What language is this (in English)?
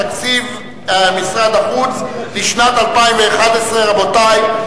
Hebrew